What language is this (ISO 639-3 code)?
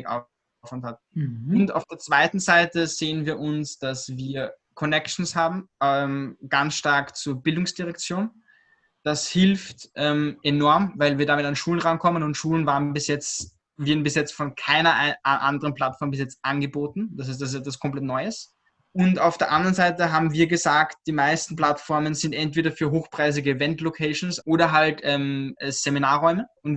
deu